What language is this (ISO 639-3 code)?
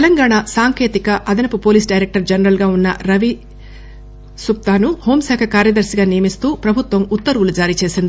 tel